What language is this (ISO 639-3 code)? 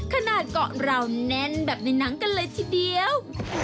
tha